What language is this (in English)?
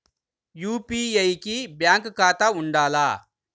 Telugu